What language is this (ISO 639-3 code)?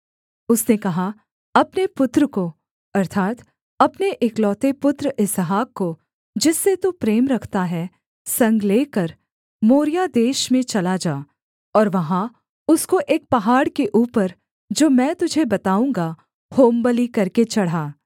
hin